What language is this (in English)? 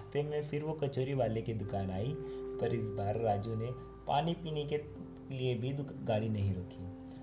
Hindi